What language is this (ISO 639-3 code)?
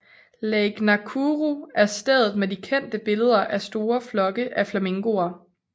dan